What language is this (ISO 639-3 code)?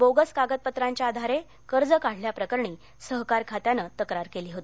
mar